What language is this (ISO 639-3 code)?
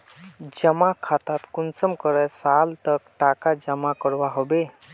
mag